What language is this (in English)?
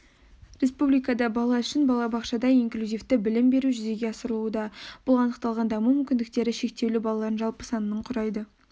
Kazakh